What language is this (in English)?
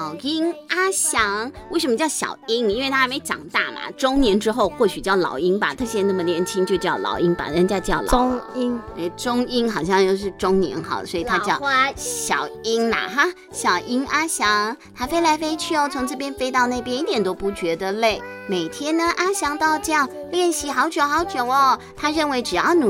Chinese